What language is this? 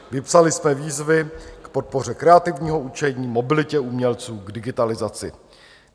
Czech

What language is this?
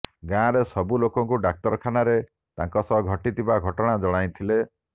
Odia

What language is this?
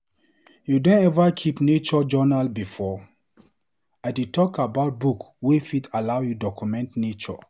Nigerian Pidgin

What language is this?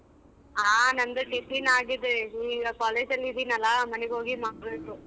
Kannada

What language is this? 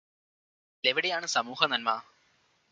Malayalam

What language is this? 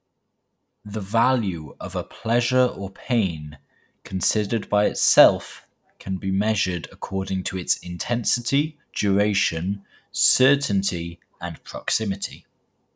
English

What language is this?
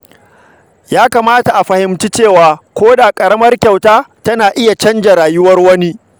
Hausa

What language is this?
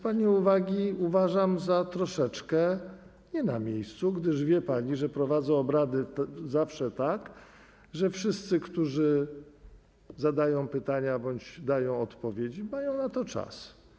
Polish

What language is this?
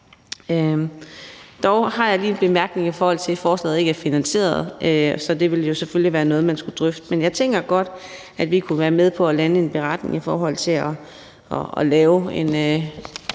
Danish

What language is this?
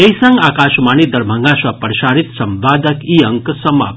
Maithili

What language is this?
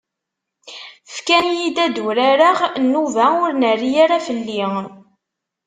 Kabyle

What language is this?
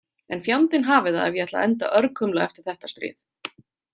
Icelandic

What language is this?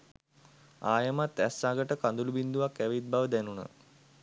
Sinhala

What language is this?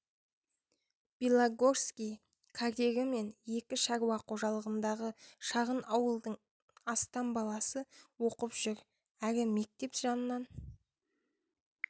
Kazakh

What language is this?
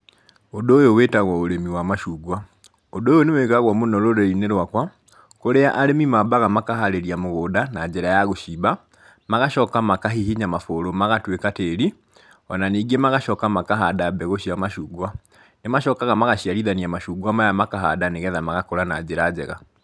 Kikuyu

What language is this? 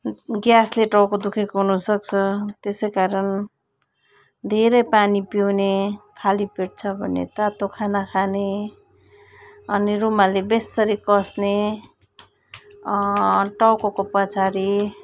Nepali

